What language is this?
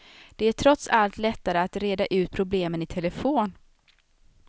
Swedish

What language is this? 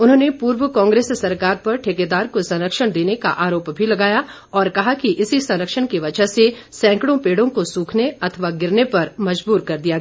Hindi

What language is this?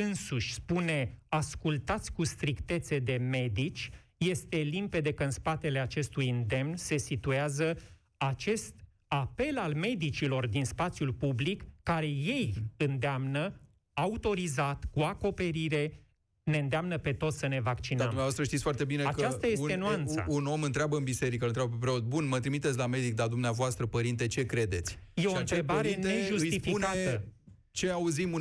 Romanian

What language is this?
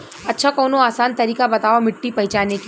Bhojpuri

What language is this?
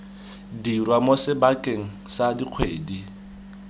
Tswana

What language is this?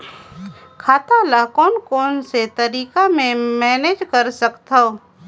Chhattisgarhi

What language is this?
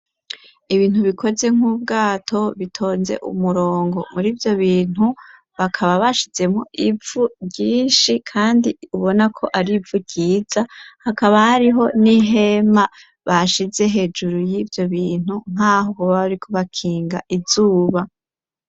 Rundi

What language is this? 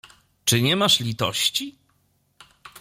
Polish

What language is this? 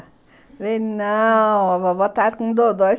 Portuguese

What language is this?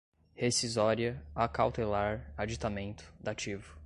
Portuguese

